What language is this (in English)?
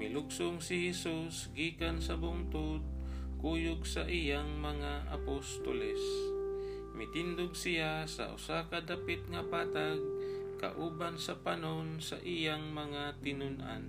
Filipino